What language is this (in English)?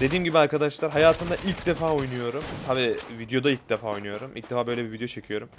Turkish